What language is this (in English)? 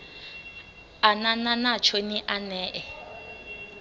Venda